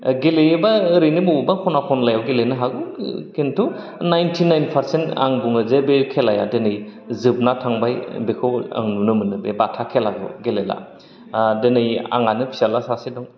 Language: Bodo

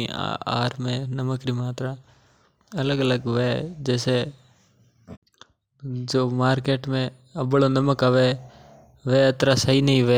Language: Mewari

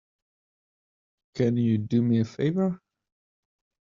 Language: English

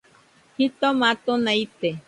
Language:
Nüpode Huitoto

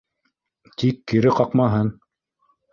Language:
Bashkir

